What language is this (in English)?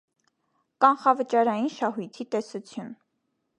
Armenian